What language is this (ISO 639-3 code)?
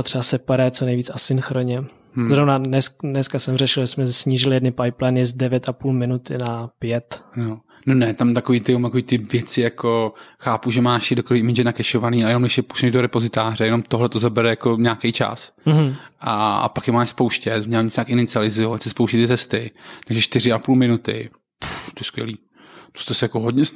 ces